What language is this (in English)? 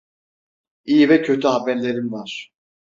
Turkish